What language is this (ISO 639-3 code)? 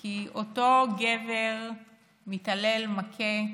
heb